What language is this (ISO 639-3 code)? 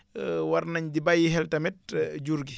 wol